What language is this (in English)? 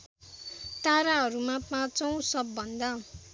Nepali